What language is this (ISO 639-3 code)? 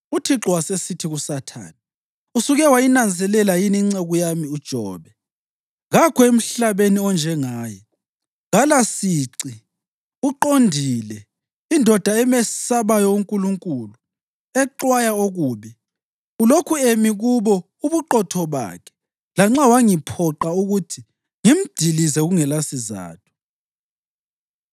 nde